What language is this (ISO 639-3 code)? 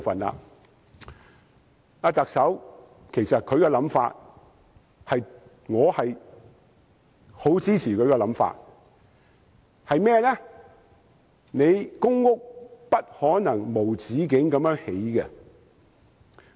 yue